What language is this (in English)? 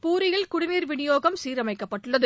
Tamil